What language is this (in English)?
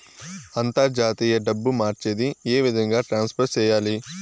Telugu